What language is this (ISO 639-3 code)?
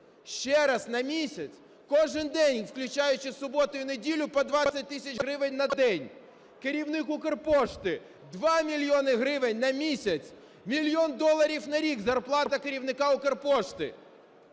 ukr